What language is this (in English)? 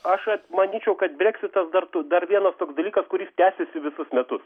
Lithuanian